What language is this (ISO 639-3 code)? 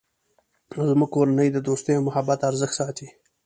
pus